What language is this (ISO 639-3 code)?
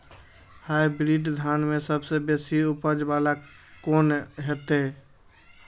mai